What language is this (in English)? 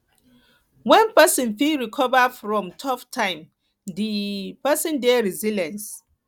Nigerian Pidgin